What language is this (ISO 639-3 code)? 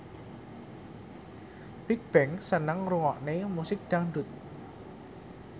jav